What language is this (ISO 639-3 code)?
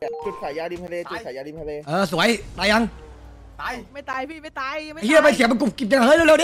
tha